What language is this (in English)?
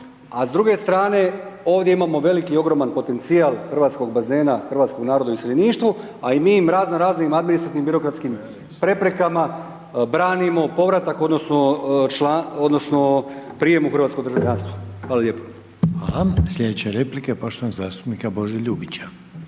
Croatian